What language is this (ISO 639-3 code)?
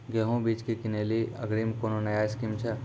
mai